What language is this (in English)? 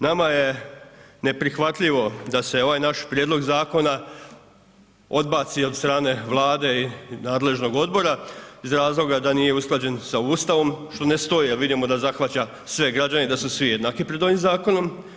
Croatian